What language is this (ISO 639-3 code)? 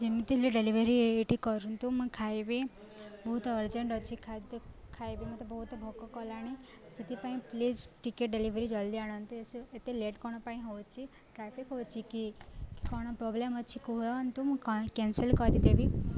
ori